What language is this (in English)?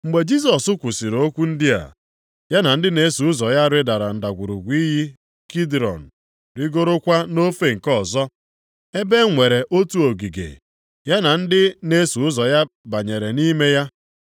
Igbo